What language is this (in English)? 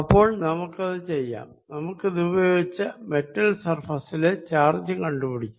Malayalam